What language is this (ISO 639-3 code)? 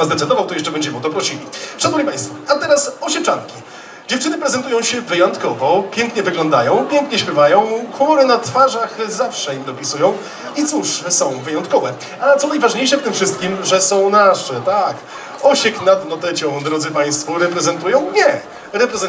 pol